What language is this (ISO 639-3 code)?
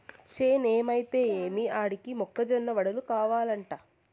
tel